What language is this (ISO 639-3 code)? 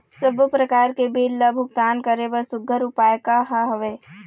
hne